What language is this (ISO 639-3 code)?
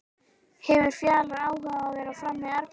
isl